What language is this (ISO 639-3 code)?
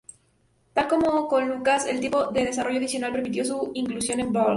spa